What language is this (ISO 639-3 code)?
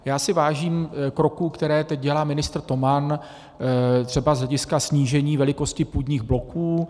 ces